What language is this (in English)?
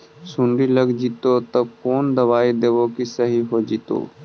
Magahi